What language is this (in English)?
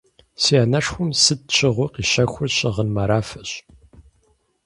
Kabardian